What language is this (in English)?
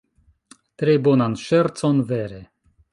Esperanto